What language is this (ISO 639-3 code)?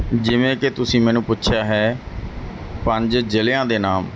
pan